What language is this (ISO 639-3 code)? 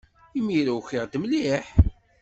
kab